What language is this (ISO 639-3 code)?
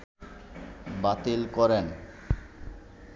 ben